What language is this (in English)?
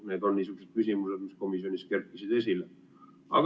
Estonian